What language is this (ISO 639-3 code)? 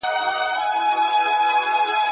pus